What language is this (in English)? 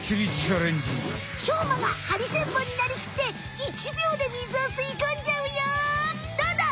Japanese